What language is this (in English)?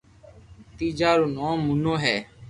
Loarki